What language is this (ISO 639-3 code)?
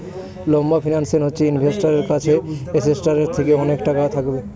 ben